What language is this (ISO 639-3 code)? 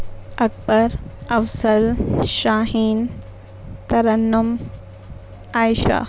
urd